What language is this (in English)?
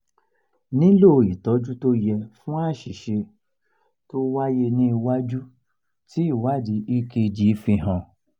Yoruba